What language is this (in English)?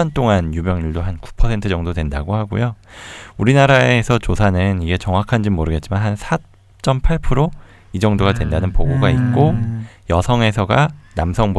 Korean